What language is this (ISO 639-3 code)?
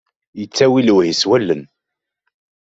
kab